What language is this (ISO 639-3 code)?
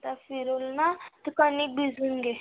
mar